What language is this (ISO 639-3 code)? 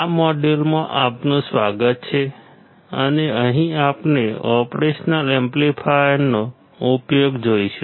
guj